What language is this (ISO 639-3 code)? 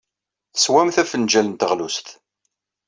kab